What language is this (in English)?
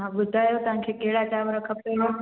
Sindhi